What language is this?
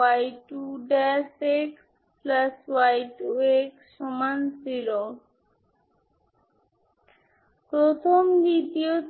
Bangla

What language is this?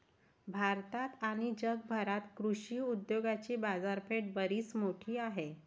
Marathi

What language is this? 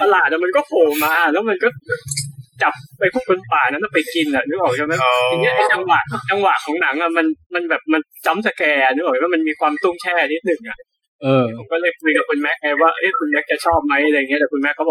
Thai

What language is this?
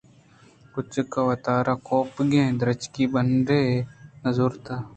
Eastern Balochi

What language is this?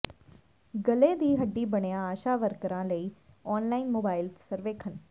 Punjabi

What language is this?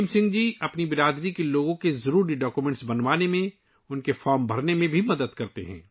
Urdu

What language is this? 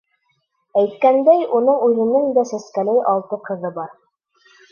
Bashkir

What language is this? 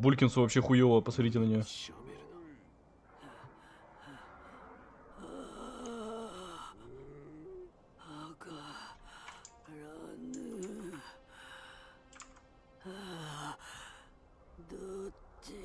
Russian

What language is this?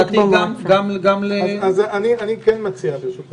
Hebrew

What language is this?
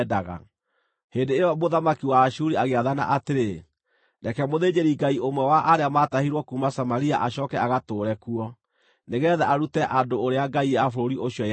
Kikuyu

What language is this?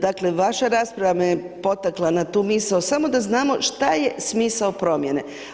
Croatian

